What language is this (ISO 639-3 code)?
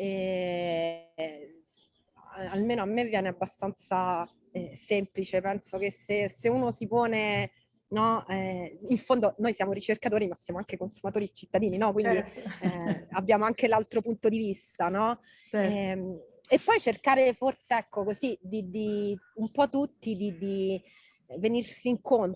ita